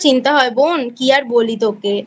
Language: Bangla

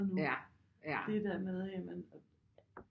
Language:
Danish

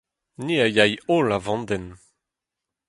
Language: Breton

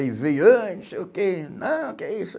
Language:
Portuguese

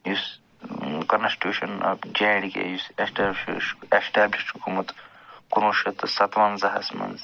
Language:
Kashmiri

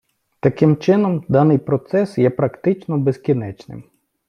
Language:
Ukrainian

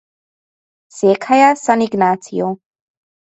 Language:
Hungarian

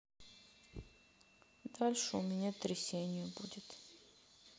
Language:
Russian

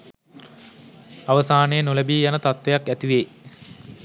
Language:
Sinhala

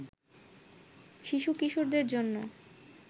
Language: Bangla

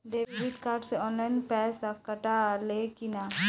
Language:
Bhojpuri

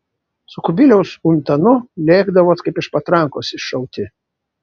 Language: Lithuanian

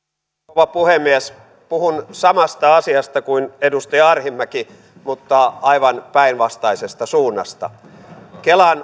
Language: Finnish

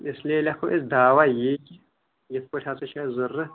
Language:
Kashmiri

